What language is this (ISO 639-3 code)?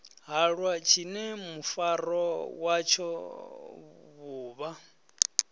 ven